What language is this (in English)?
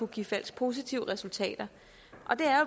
Danish